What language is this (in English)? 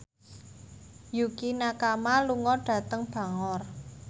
Javanese